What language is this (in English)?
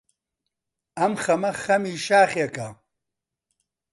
Central Kurdish